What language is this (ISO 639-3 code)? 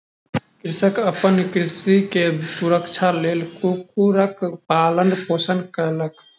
mai